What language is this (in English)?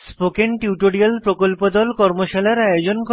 Bangla